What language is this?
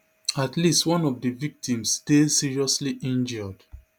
Nigerian Pidgin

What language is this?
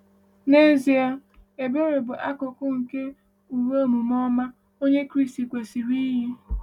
Igbo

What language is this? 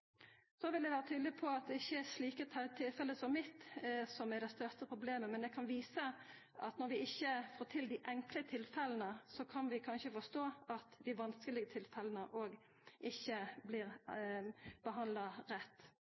Norwegian Nynorsk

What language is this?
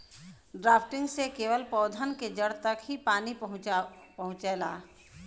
Bhojpuri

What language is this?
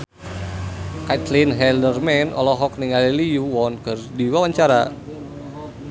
Sundanese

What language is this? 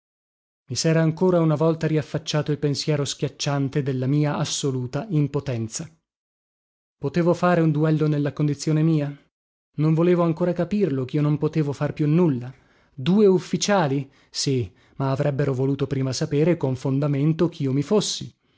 Italian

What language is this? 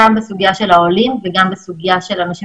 Hebrew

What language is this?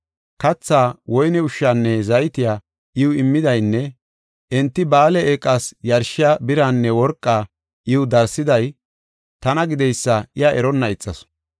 Gofa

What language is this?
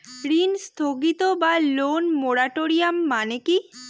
Bangla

